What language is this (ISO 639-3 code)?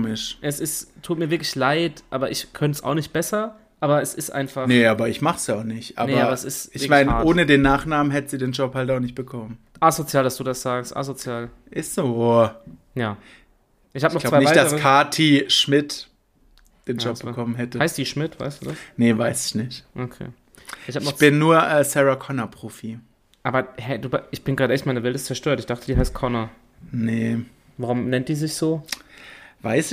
deu